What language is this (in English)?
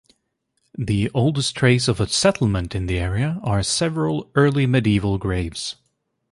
English